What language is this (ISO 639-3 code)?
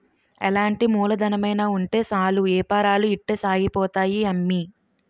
tel